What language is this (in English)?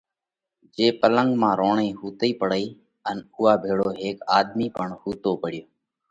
Parkari Koli